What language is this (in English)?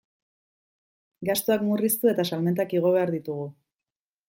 Basque